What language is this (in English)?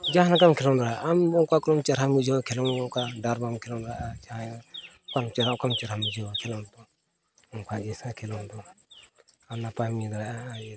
Santali